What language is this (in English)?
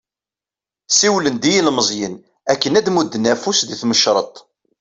Kabyle